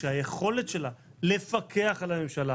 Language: Hebrew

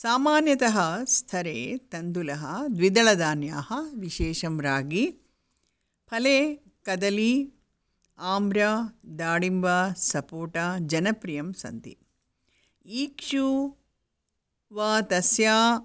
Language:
Sanskrit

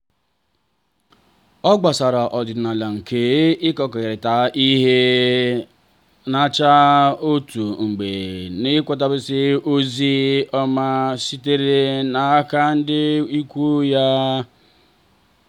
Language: Igbo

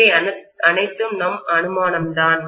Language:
Tamil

